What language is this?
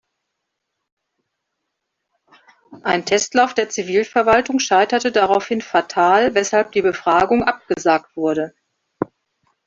German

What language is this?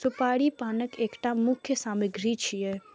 Maithili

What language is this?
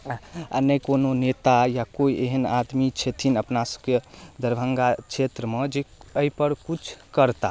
Maithili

